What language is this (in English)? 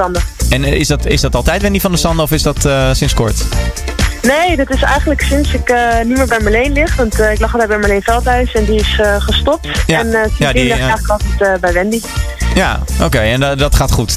Dutch